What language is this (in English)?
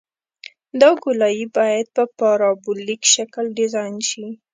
Pashto